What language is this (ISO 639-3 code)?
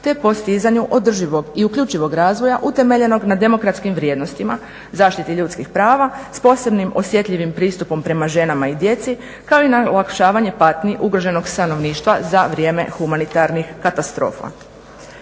hrv